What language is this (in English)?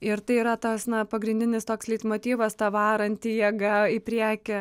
Lithuanian